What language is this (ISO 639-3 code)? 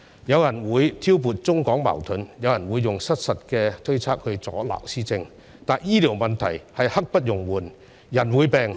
yue